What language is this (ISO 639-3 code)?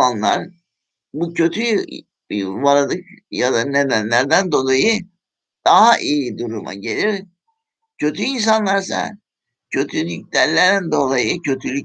tur